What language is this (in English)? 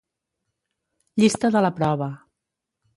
Catalan